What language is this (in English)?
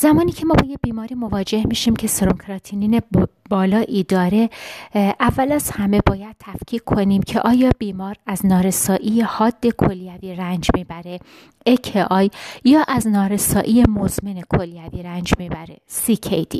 Persian